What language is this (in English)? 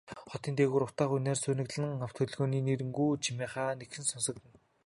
Mongolian